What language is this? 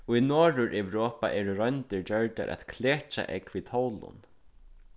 Faroese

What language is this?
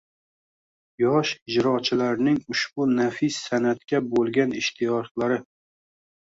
Uzbek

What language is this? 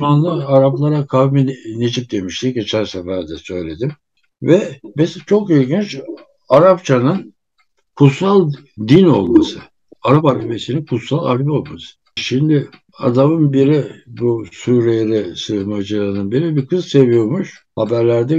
Turkish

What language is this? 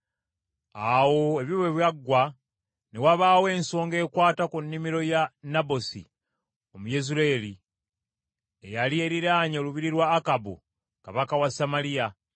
Ganda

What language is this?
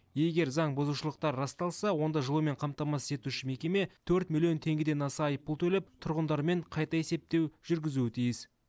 Kazakh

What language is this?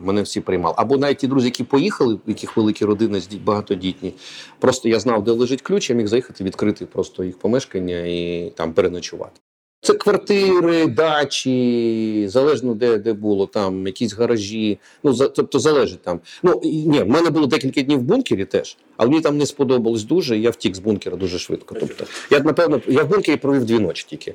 Ukrainian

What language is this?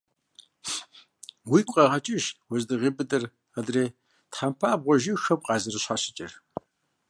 Kabardian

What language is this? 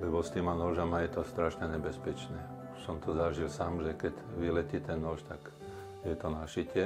Slovak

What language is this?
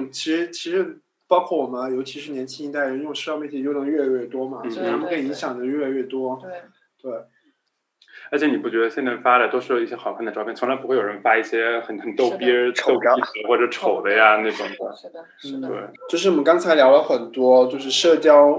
Chinese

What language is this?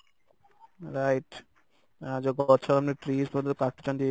Odia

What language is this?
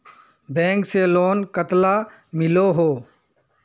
Magahi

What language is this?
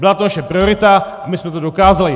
Czech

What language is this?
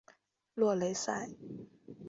Chinese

